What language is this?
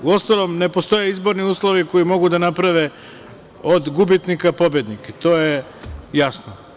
Serbian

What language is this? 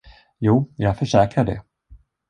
Swedish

